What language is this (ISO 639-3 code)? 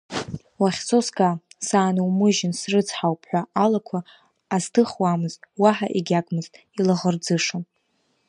abk